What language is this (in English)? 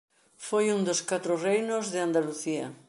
Galician